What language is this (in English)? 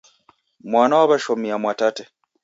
Taita